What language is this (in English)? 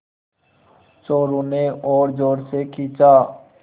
Hindi